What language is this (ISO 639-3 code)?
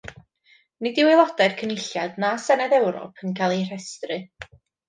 cym